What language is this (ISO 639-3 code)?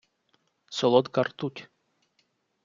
ukr